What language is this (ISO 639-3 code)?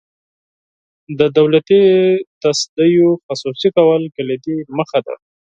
pus